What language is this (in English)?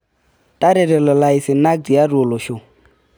Masai